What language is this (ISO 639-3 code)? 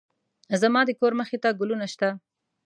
pus